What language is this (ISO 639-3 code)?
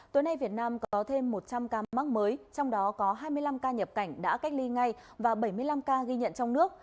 vie